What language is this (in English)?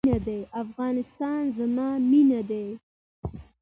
Pashto